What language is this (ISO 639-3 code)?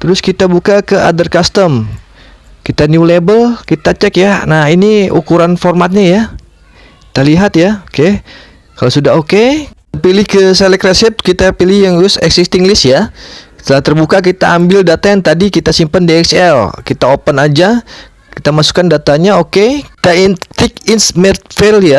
ind